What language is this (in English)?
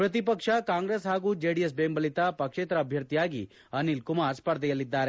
Kannada